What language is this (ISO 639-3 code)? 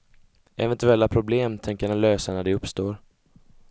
swe